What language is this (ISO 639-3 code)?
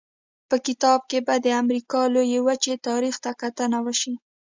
pus